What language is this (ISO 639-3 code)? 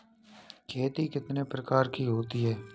hin